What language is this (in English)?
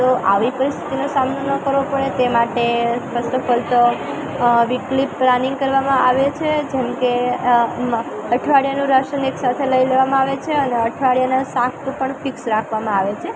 Gujarati